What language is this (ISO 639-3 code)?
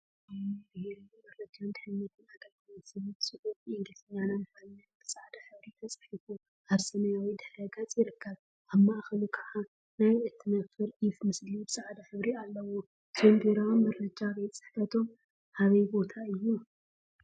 tir